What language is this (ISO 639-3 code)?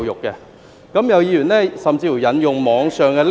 yue